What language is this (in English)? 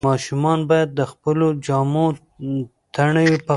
Pashto